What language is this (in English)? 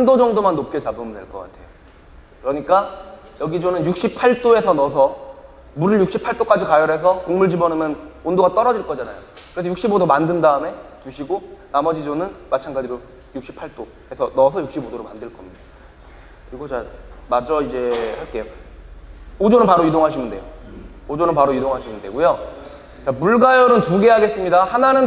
Korean